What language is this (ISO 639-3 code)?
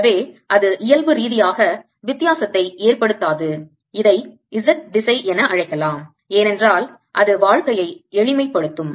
tam